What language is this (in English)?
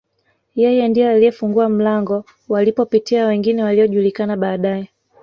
Swahili